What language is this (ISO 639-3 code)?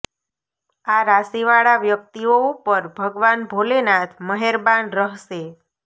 guj